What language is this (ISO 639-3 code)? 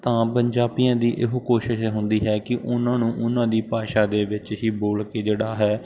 pan